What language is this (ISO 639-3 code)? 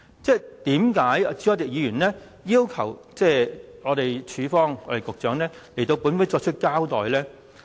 yue